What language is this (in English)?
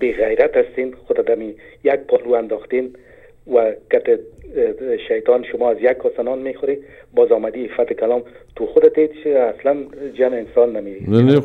Persian